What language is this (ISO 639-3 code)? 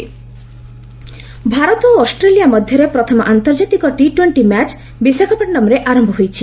ori